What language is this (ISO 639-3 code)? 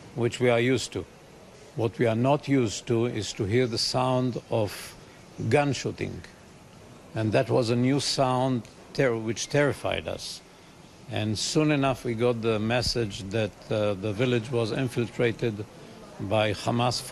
ell